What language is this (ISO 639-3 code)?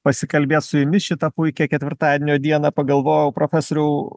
lit